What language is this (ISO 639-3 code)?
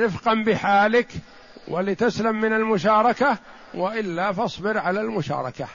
ara